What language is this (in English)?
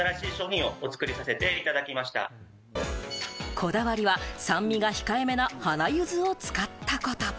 Japanese